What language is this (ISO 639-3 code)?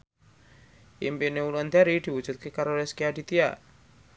jav